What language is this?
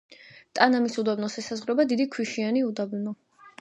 Georgian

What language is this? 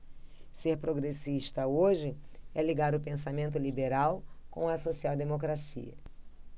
Portuguese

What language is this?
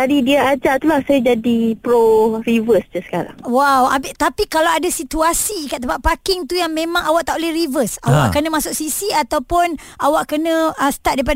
Malay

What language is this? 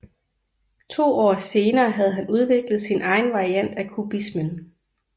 Danish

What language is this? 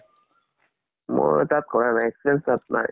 Assamese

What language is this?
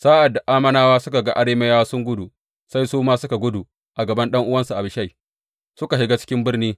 Hausa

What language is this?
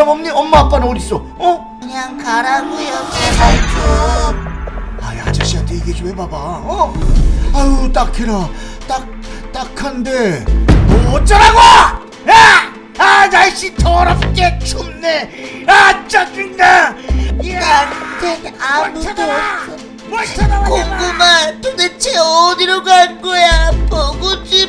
Korean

